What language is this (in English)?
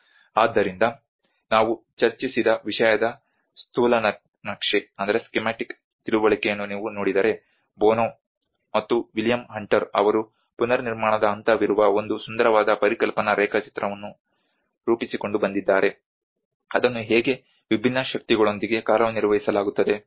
Kannada